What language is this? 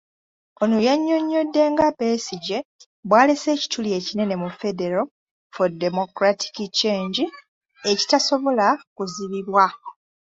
Ganda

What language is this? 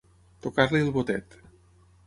Catalan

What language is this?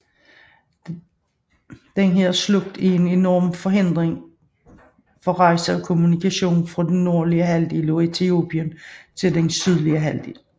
Danish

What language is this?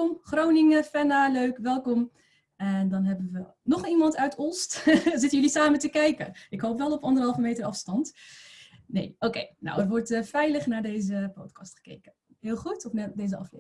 Dutch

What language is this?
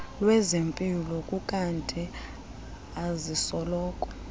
Xhosa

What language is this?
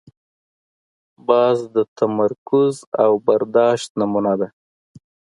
Pashto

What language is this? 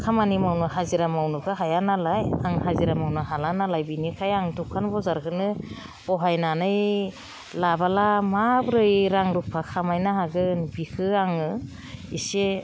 Bodo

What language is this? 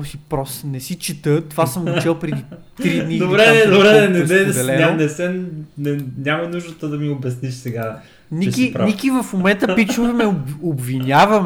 Bulgarian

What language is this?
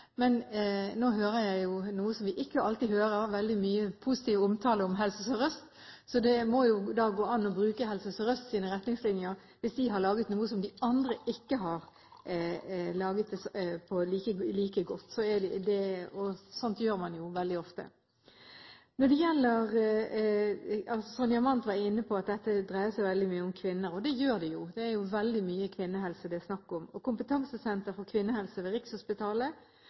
Norwegian Bokmål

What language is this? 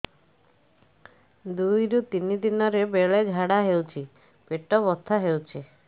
Odia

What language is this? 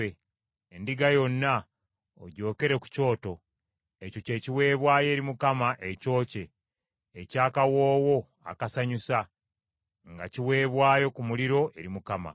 Ganda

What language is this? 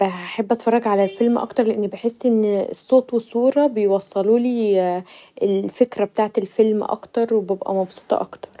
Egyptian Arabic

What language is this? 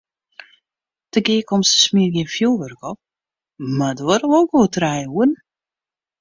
Western Frisian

